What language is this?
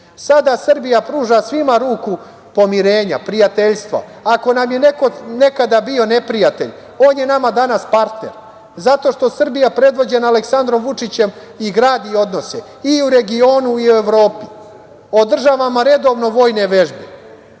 Serbian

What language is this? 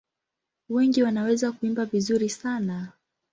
Swahili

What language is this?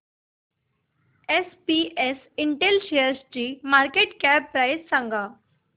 Marathi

